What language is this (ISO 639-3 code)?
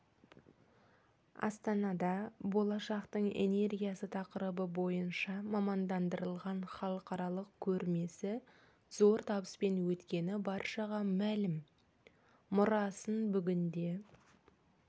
kaz